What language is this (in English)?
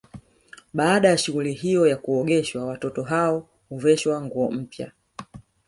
Swahili